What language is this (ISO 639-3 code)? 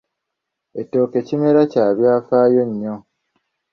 lug